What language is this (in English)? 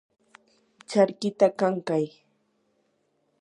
Yanahuanca Pasco Quechua